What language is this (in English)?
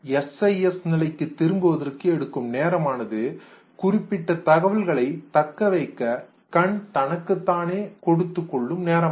Tamil